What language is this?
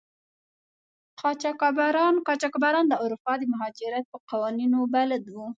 Pashto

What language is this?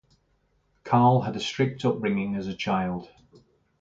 English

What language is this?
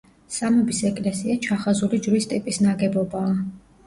Georgian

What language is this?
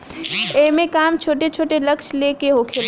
Bhojpuri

